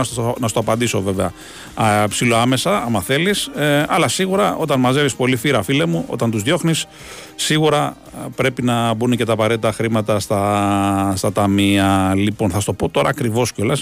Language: Greek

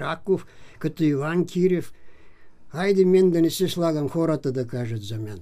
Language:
Bulgarian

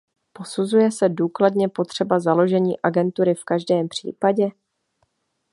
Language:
Czech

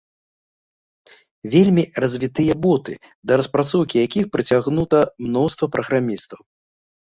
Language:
Belarusian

